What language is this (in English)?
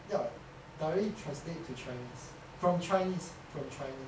English